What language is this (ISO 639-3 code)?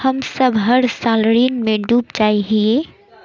mag